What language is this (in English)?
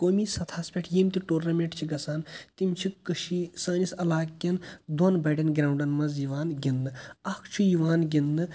Kashmiri